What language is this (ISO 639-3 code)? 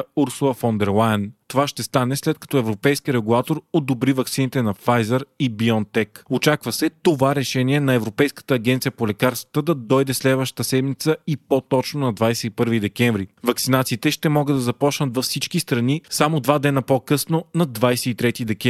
bul